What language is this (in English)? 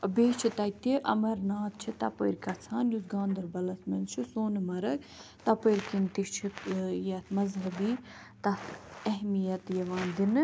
Kashmiri